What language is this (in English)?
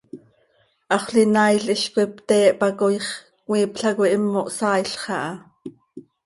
Seri